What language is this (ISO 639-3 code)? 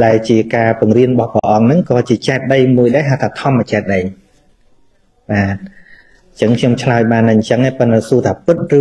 vie